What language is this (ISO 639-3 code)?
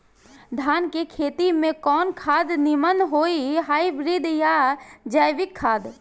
bho